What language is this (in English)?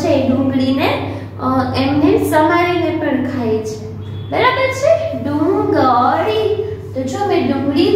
Hindi